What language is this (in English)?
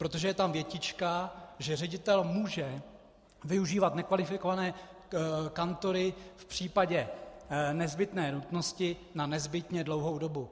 Czech